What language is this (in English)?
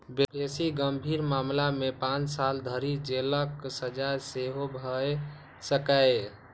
Maithili